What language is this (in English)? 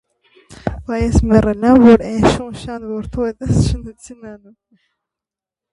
Armenian